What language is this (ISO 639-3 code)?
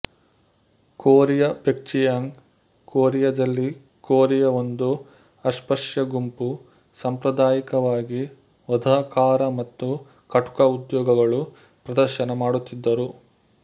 kan